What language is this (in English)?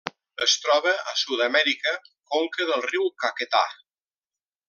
Catalan